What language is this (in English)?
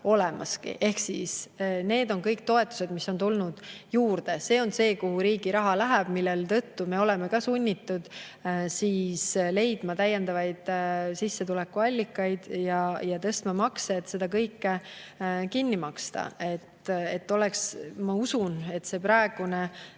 Estonian